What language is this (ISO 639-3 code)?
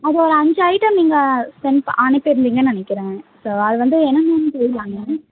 tam